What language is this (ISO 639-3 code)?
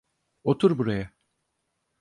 tur